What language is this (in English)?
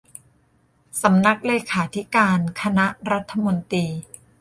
Thai